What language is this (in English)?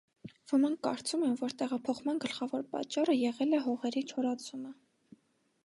Armenian